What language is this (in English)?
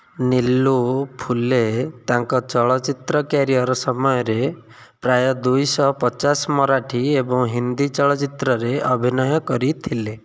Odia